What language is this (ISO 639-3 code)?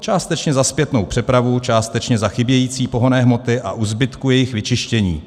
ces